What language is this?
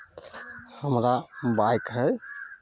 Maithili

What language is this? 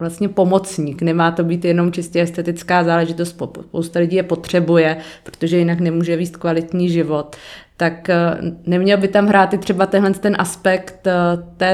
Czech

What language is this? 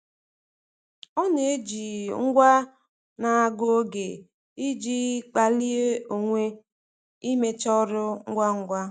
Igbo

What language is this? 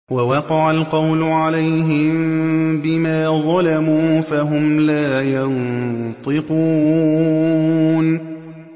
Arabic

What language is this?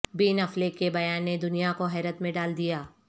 Urdu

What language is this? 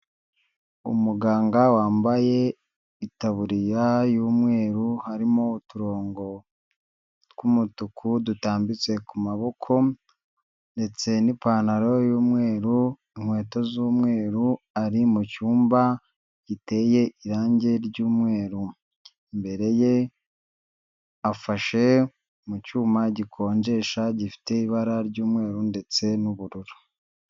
Kinyarwanda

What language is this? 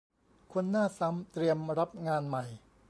Thai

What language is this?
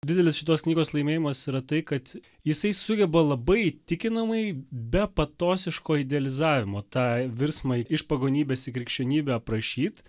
Lithuanian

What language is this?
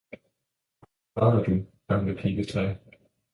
Danish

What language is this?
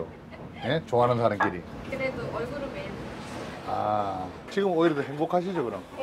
Korean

